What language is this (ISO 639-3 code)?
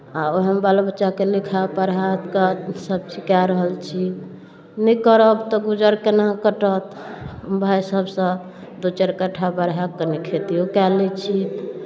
mai